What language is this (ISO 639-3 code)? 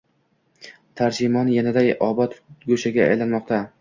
uzb